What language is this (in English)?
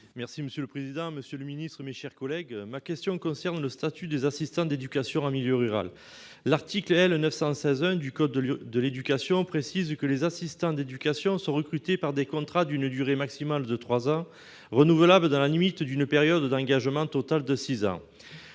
French